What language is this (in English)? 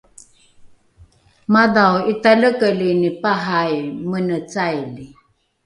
Rukai